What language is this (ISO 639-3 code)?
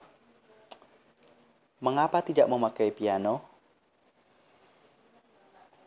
jav